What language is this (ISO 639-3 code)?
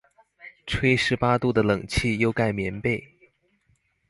zho